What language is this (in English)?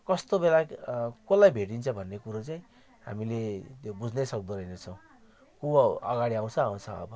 Nepali